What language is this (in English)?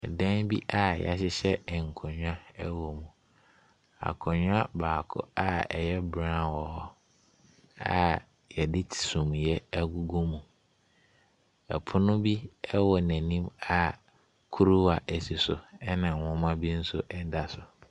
Akan